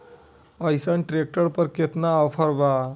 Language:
Bhojpuri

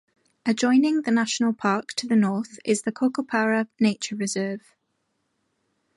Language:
English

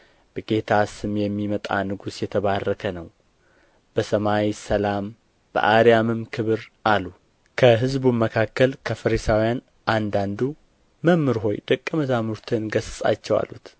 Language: Amharic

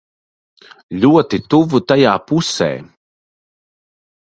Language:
Latvian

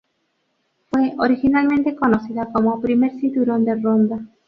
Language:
Spanish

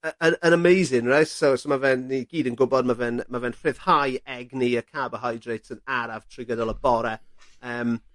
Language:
Welsh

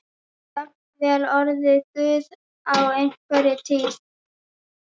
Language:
Icelandic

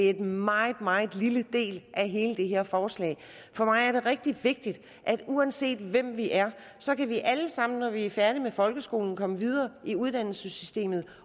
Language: Danish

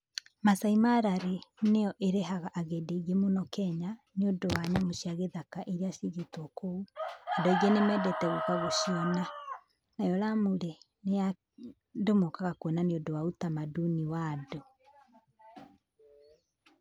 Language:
Kikuyu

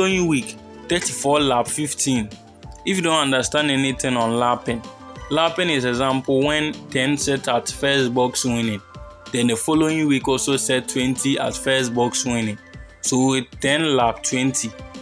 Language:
English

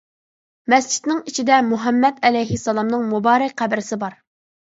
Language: Uyghur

